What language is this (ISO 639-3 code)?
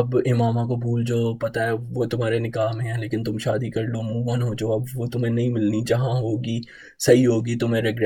urd